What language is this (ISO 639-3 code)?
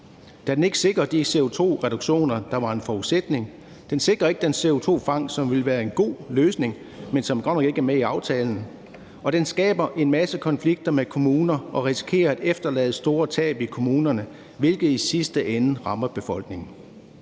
dan